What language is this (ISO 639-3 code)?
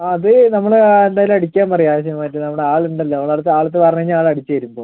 mal